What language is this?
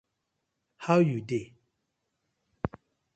Nigerian Pidgin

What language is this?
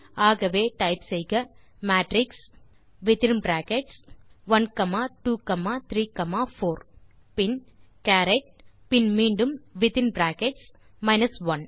Tamil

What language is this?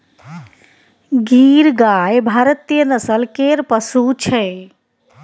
Maithili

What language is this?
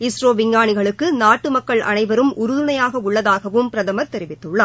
Tamil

